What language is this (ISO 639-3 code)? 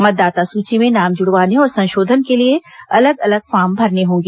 hin